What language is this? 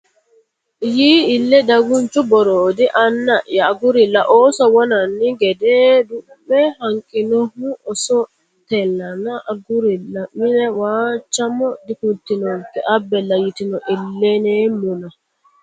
Sidamo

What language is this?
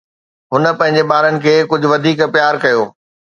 Sindhi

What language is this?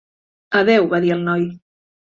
Catalan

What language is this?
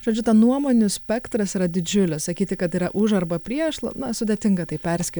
Lithuanian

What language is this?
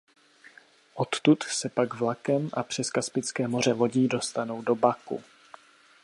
Czech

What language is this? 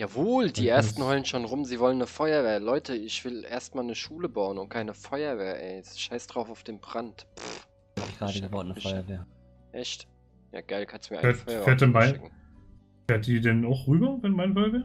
German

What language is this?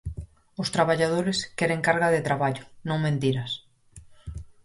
Galician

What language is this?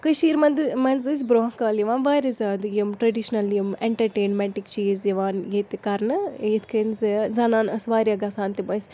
Kashmiri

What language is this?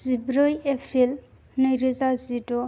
Bodo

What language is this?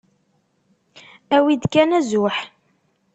Kabyle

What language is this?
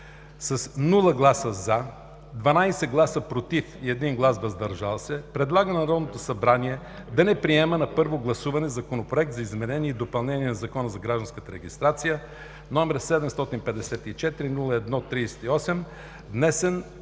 Bulgarian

